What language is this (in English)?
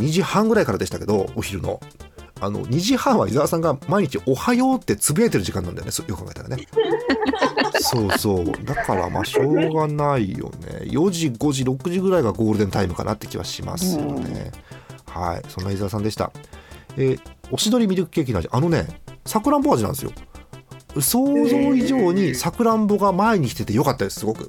Japanese